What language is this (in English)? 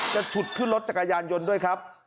Thai